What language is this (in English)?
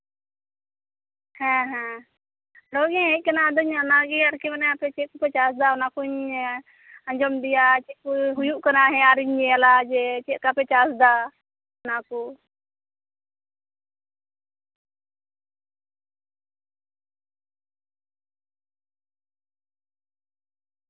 Santali